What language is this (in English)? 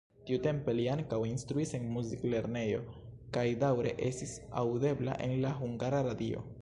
Esperanto